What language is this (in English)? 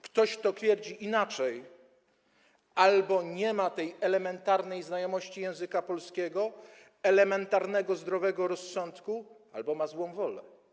Polish